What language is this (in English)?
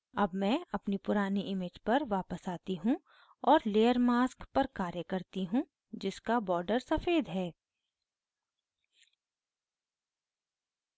Hindi